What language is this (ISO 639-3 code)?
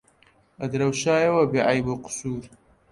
ckb